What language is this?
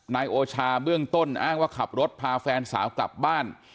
Thai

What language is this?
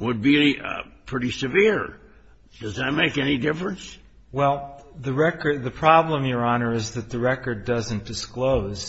English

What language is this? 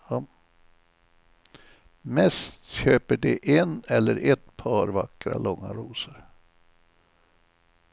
Swedish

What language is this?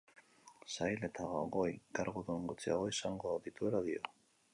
Basque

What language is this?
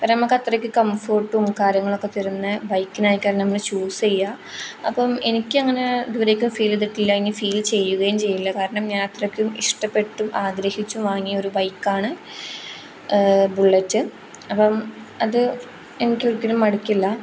Malayalam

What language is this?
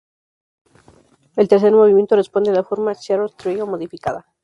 Spanish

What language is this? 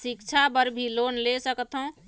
Chhattisgarhi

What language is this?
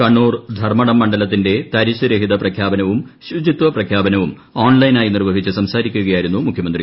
Malayalam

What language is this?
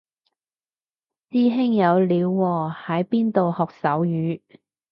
Cantonese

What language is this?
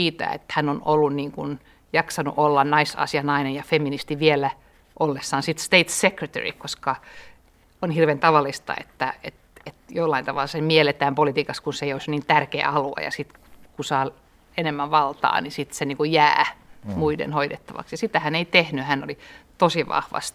Finnish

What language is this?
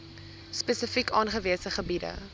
Afrikaans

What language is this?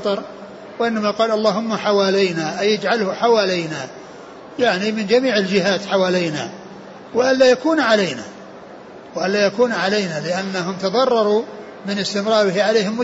Arabic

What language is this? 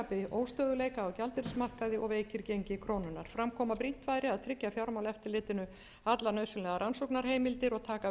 Icelandic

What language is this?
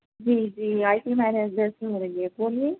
Urdu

